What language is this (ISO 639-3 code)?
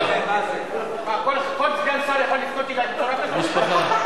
heb